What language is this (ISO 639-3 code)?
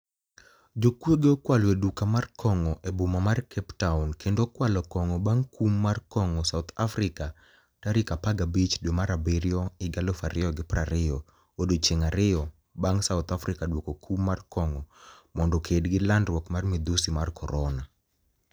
luo